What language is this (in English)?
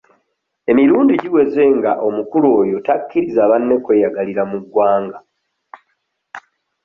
Ganda